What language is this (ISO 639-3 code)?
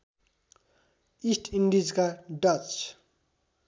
nep